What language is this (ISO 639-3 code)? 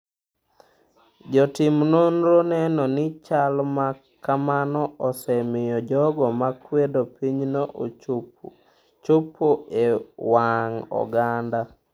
luo